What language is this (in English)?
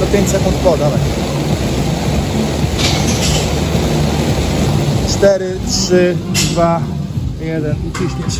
Polish